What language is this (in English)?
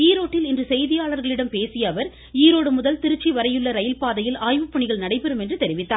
Tamil